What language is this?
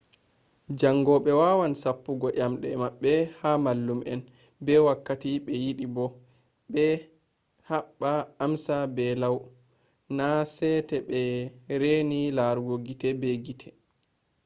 Fula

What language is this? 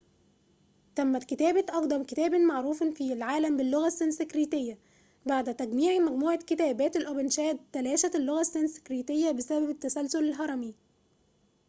Arabic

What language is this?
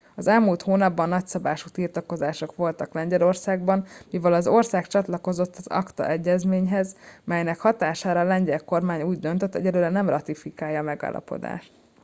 Hungarian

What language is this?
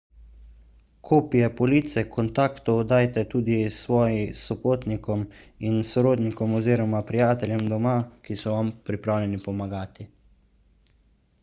Slovenian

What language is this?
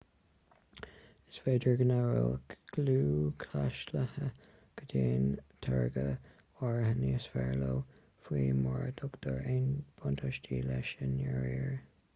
Irish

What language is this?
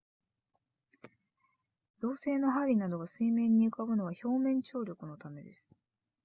Japanese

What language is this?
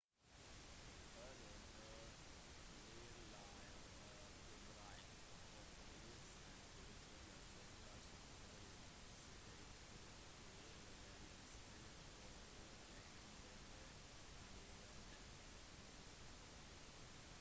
Norwegian Bokmål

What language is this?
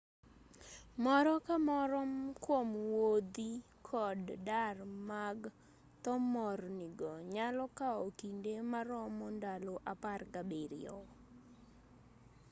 Luo (Kenya and Tanzania)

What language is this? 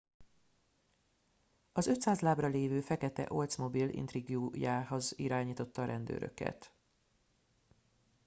Hungarian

